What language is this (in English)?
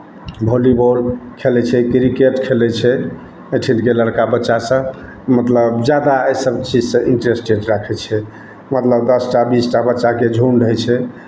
Maithili